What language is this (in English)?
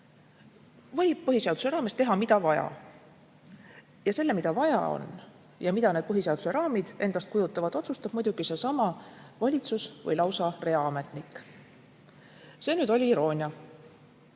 Estonian